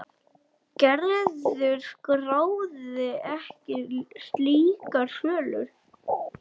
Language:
Icelandic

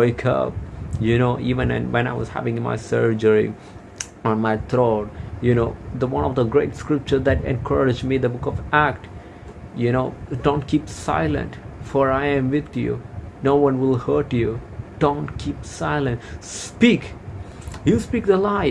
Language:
English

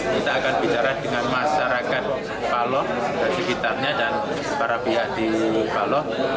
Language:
Indonesian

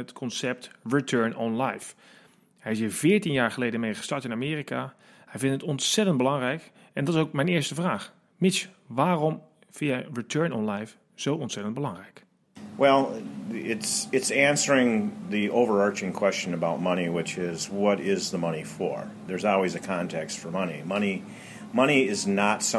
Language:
Dutch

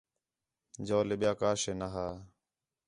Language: Khetrani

